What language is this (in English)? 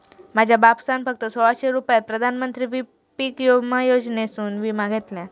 Marathi